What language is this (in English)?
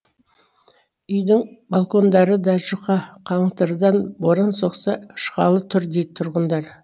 Kazakh